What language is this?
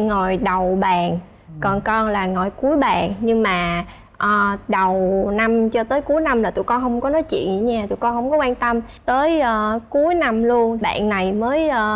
Vietnamese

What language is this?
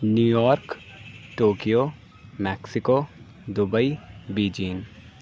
Urdu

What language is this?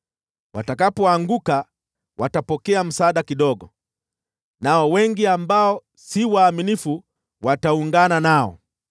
Swahili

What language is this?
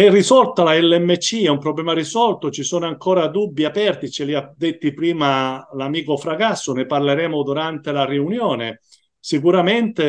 Italian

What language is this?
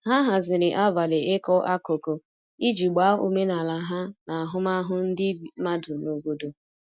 Igbo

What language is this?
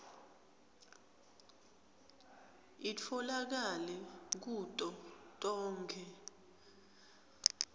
Swati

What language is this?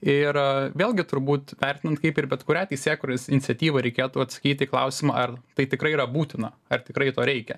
Lithuanian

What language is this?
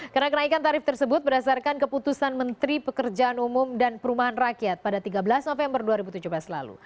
Indonesian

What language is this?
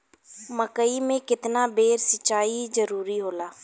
Bhojpuri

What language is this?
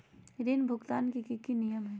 Magahi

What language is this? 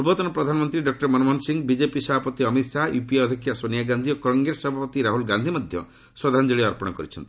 Odia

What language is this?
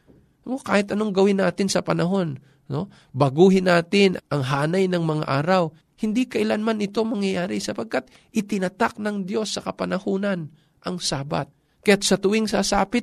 Filipino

